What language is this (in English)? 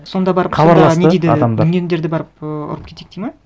Kazakh